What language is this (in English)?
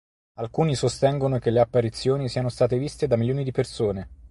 Italian